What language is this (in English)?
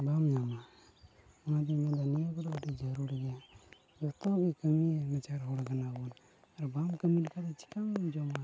Santali